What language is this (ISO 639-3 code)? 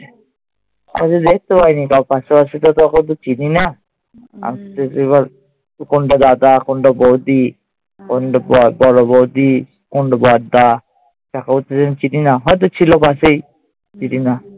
ben